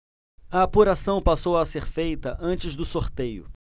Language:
Portuguese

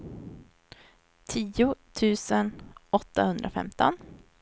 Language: Swedish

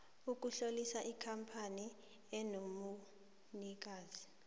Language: South Ndebele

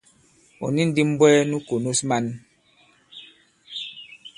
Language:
Bankon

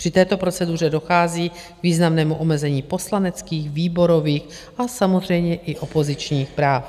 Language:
Czech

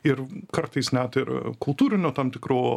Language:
Lithuanian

